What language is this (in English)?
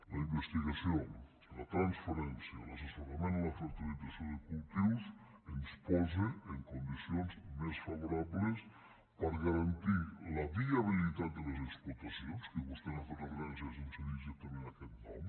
Catalan